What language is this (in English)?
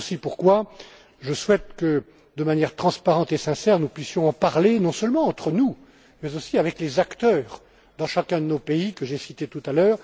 French